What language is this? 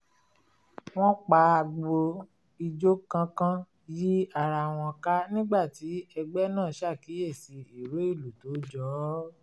Yoruba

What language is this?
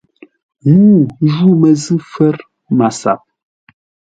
Ngombale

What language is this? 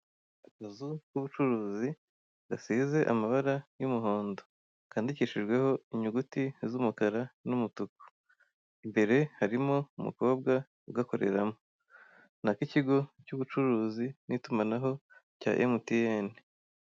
Kinyarwanda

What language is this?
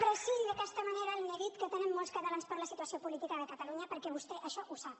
Catalan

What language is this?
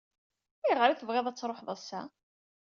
Kabyle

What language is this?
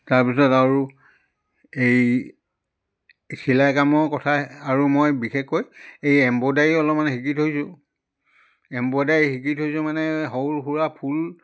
Assamese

